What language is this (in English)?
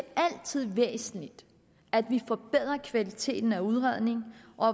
Danish